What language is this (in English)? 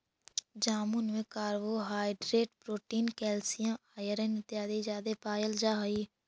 Magahi